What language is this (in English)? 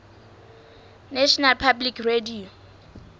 Southern Sotho